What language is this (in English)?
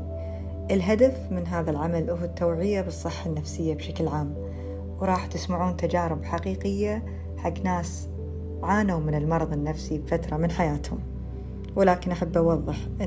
Arabic